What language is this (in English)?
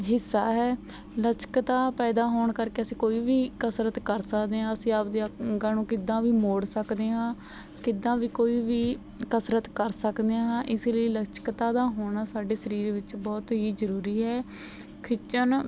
Punjabi